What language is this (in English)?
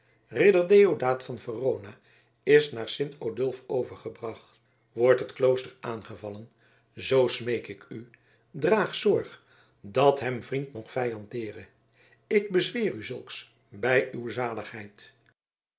Dutch